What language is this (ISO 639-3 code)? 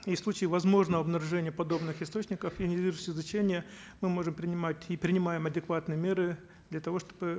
kaz